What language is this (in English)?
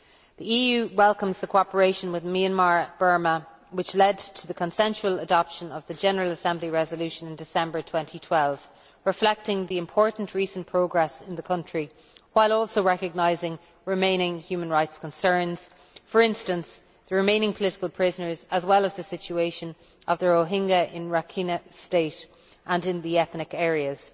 English